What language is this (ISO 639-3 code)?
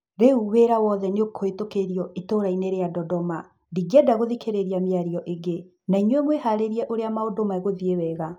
kik